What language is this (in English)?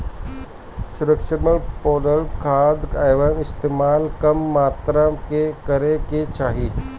Bhojpuri